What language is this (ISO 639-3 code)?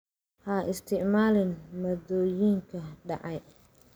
som